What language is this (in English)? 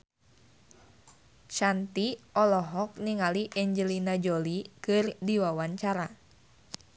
Sundanese